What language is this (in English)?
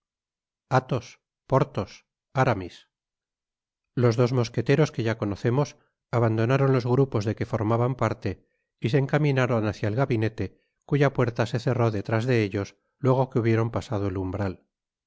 Spanish